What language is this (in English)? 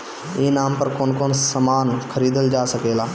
Bhojpuri